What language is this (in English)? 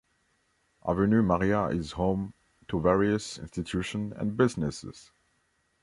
English